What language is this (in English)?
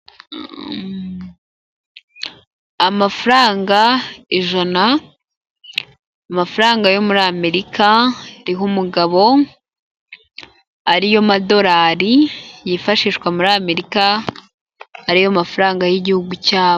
Kinyarwanda